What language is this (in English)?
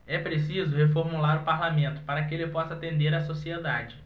Portuguese